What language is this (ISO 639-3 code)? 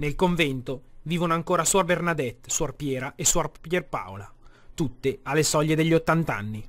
ita